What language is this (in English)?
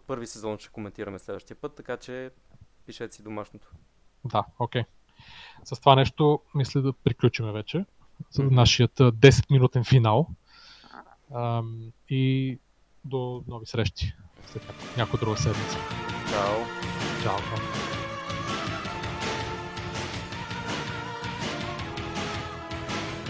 Bulgarian